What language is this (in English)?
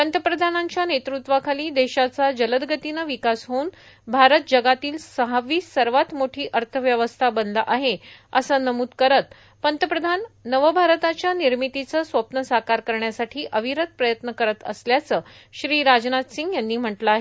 Marathi